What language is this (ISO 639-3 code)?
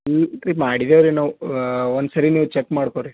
kan